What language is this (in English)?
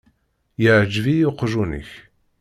Kabyle